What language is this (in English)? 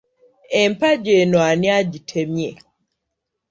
Ganda